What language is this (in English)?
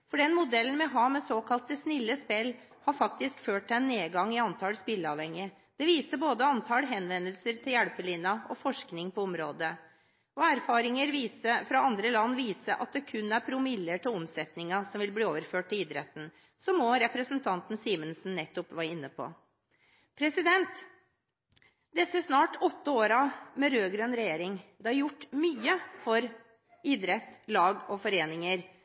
Norwegian Bokmål